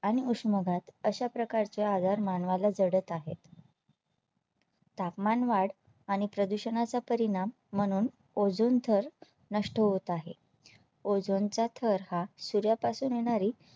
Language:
Marathi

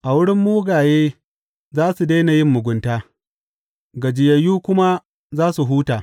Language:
Hausa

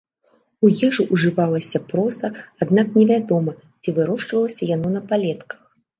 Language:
Belarusian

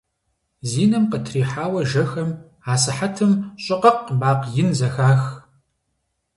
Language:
Kabardian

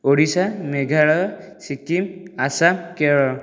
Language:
Odia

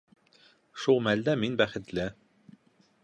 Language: Bashkir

